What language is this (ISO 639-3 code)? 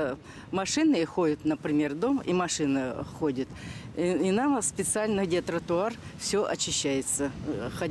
rus